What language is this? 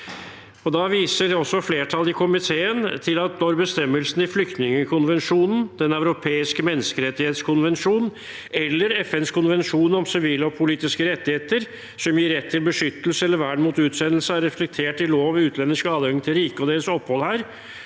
Norwegian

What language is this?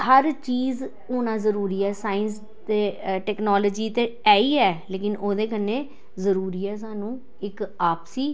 Dogri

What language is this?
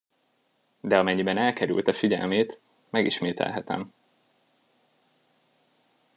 Hungarian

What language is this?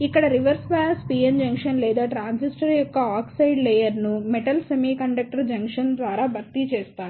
Telugu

